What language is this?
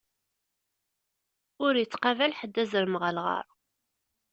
Kabyle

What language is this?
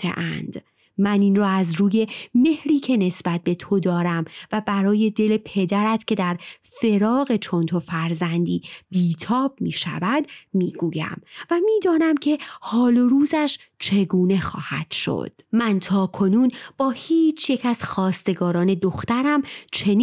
Persian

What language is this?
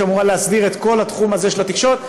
Hebrew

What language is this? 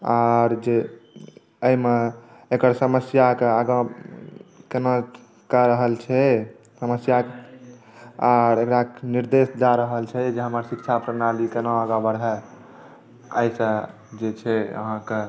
Maithili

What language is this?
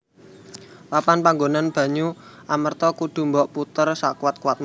Javanese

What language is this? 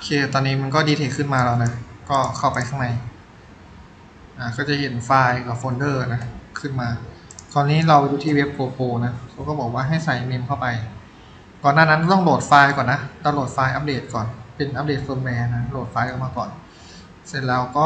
Thai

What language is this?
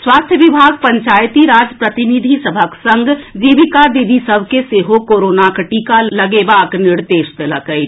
Maithili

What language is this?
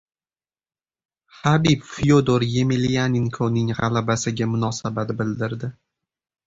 Uzbek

